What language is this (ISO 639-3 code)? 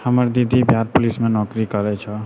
mai